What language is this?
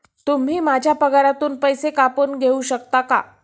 Marathi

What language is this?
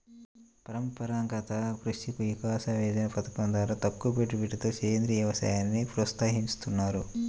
Telugu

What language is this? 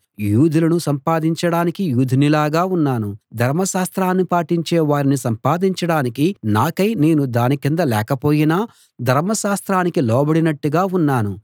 Telugu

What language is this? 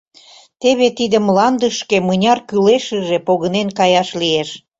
Mari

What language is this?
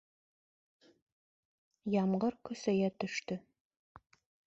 Bashkir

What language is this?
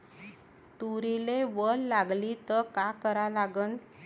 Marathi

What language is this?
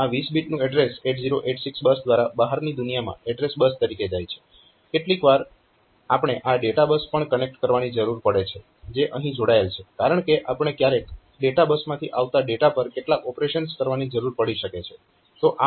Gujarati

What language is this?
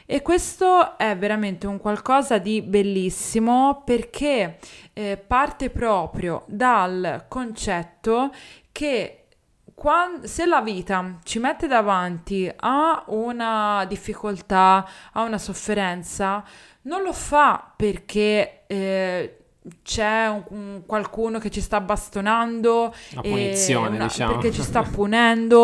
Italian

